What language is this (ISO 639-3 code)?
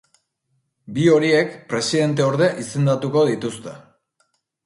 eus